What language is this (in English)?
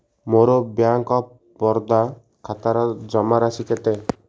Odia